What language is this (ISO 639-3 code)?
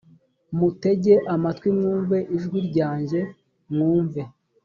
kin